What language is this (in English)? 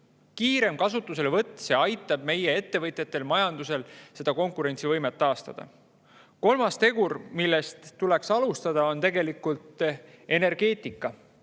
Estonian